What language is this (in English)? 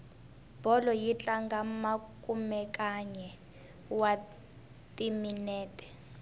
Tsonga